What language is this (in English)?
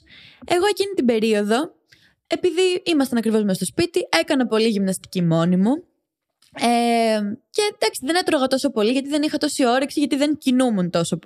Greek